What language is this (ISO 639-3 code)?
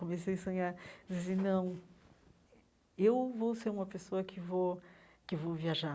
por